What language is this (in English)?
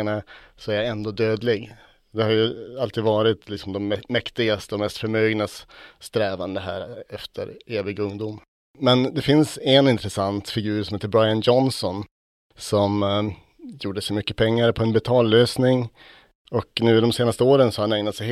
Swedish